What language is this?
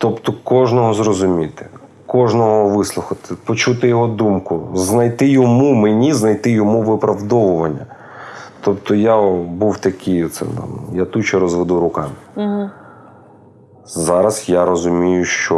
Ukrainian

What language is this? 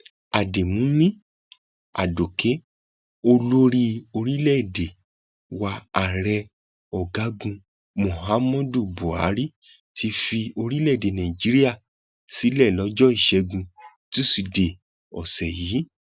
Yoruba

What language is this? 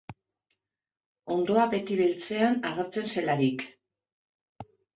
Basque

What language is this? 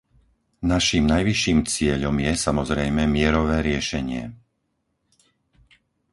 Slovak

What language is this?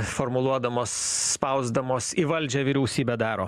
Lithuanian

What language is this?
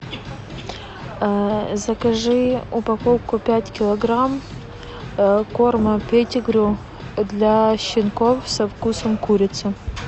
Russian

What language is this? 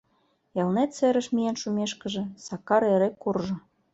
Mari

